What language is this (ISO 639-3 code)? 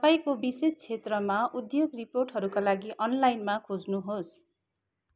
nep